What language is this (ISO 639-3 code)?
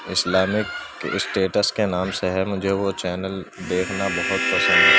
urd